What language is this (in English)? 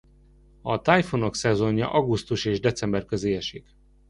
Hungarian